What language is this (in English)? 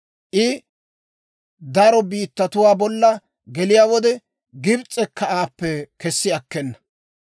Dawro